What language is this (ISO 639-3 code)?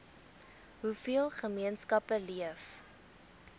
afr